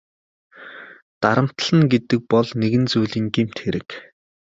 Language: Mongolian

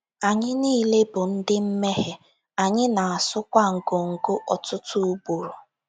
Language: Igbo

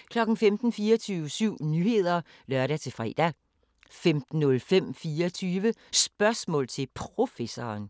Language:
Danish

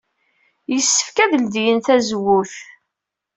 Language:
Kabyle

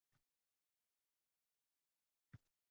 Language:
Uzbek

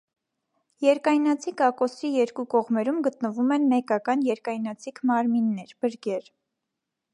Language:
Armenian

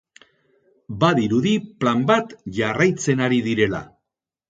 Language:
Basque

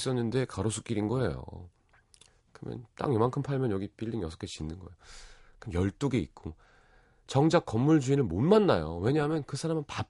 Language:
Korean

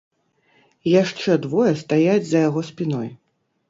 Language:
Belarusian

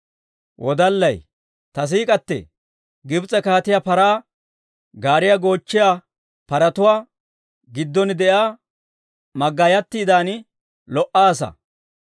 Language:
Dawro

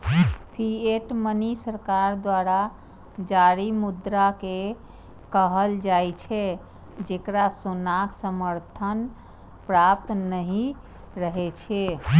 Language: Maithili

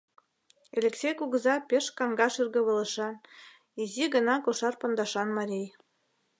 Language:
Mari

